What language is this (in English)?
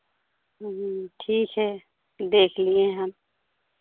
Hindi